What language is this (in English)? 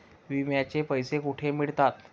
Marathi